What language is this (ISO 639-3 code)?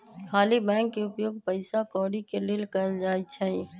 mag